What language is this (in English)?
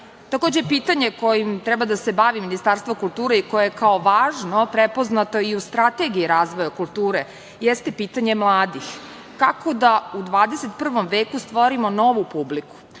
Serbian